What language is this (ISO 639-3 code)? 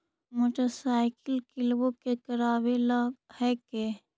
mag